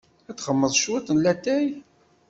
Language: Kabyle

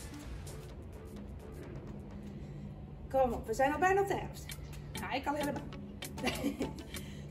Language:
Dutch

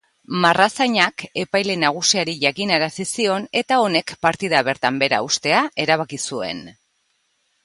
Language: Basque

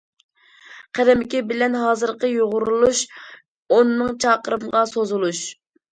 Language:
Uyghur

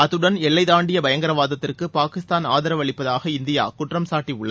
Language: Tamil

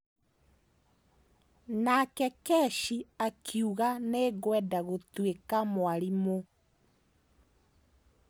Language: Kikuyu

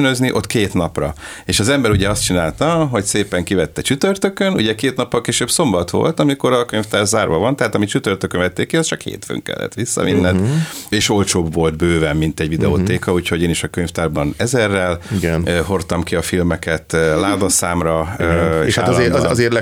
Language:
Hungarian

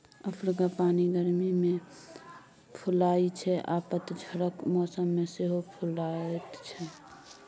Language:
Maithili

